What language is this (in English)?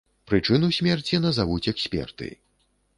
Belarusian